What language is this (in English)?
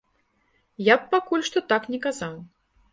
Belarusian